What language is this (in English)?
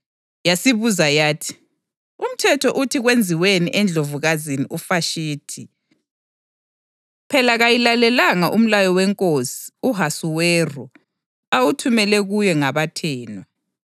North Ndebele